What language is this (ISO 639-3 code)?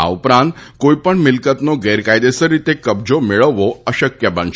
guj